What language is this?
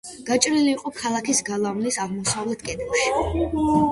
Georgian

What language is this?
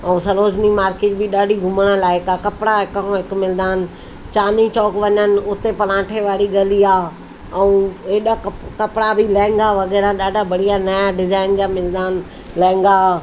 Sindhi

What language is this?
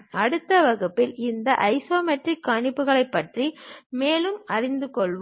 Tamil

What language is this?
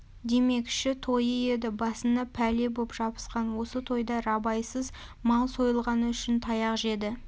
Kazakh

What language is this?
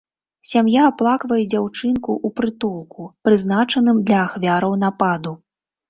Belarusian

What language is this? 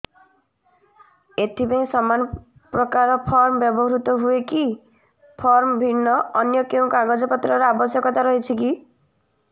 Odia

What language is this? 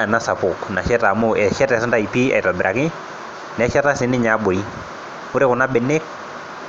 Masai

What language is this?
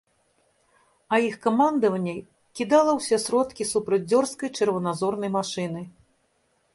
Belarusian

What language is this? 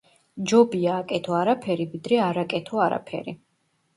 Georgian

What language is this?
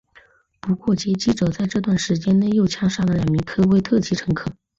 Chinese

